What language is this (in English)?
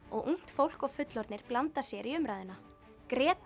Icelandic